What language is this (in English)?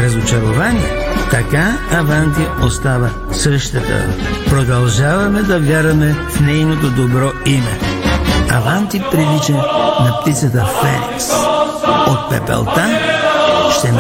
Bulgarian